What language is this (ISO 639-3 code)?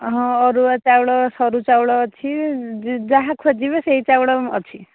ori